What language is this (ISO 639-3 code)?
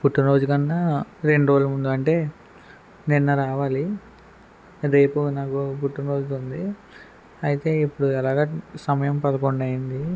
tel